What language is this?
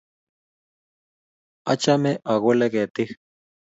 Kalenjin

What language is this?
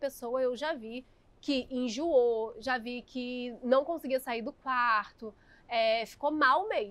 Portuguese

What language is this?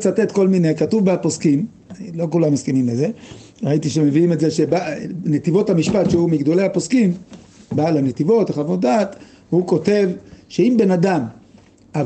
Hebrew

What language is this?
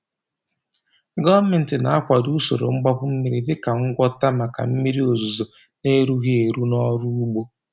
Igbo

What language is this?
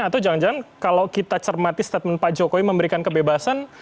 Indonesian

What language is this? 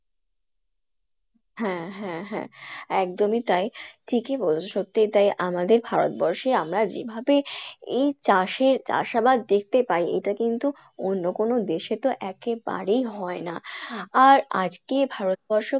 Bangla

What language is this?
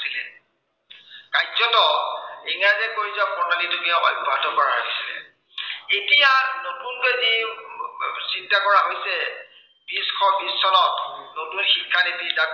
Assamese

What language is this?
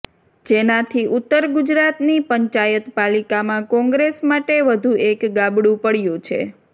Gujarati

